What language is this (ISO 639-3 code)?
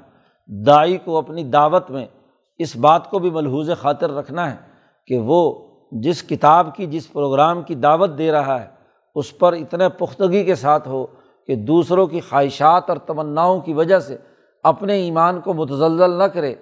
urd